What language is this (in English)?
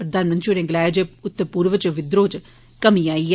Dogri